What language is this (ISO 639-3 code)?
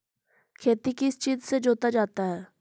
mag